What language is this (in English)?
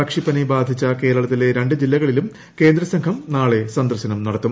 Malayalam